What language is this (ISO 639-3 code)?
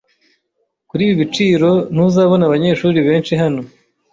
kin